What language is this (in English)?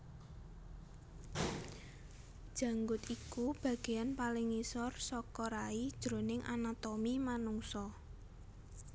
Javanese